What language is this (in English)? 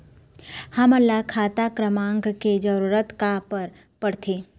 Chhattisgarhi